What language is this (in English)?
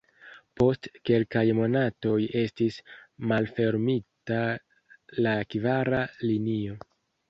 Esperanto